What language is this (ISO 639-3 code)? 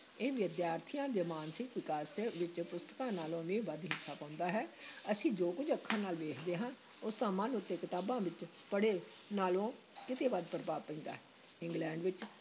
pan